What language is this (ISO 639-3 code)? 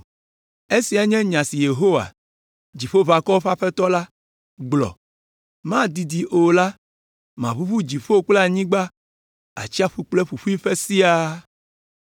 ewe